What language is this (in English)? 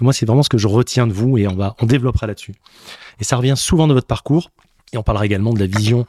French